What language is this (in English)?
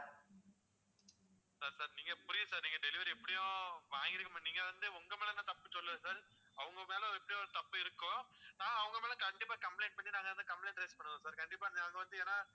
Tamil